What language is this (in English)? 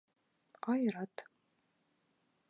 Bashkir